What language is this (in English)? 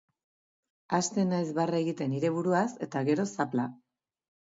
Basque